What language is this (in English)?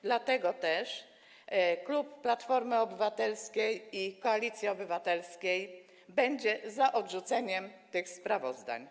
Polish